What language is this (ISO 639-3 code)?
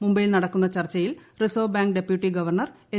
mal